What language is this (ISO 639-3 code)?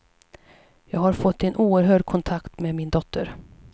swe